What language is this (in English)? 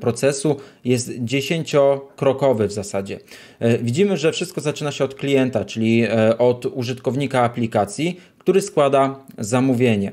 Polish